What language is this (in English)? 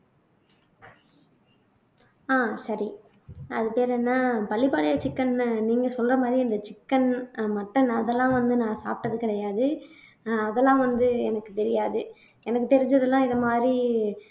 Tamil